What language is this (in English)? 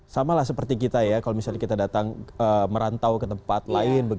Indonesian